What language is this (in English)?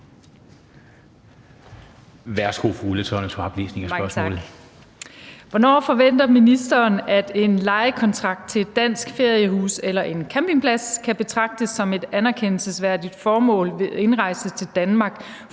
Danish